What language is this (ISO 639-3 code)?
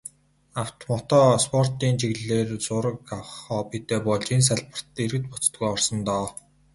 mon